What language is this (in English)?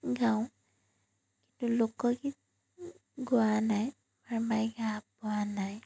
Assamese